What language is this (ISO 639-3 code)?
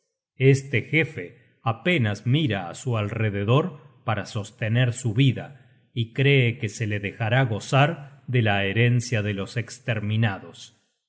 spa